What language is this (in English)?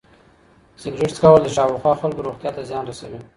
Pashto